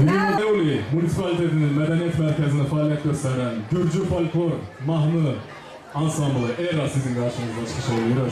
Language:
Turkish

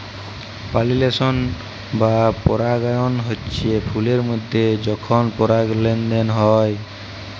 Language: Bangla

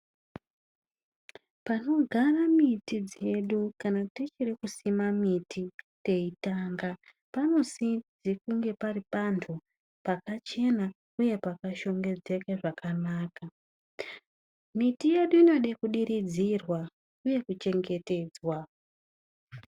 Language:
Ndau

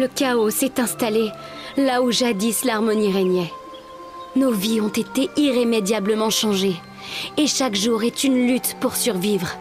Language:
French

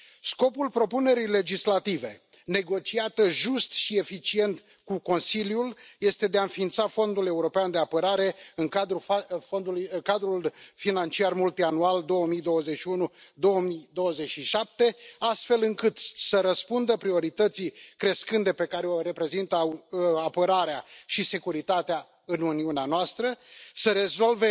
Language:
Romanian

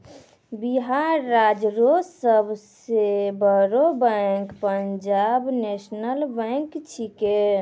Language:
Maithili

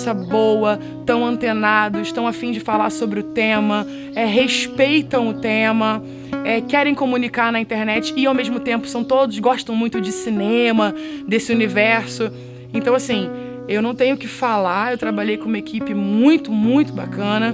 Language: Portuguese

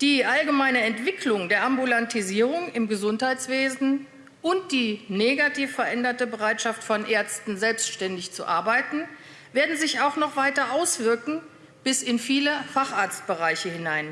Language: German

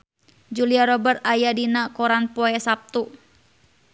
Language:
Sundanese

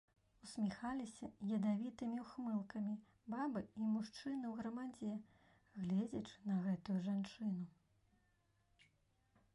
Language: Belarusian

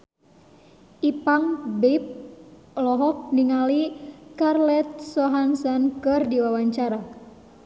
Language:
Sundanese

